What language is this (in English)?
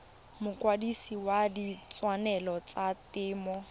Tswana